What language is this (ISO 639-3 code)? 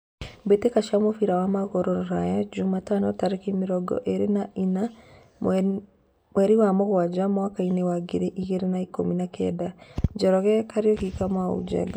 kik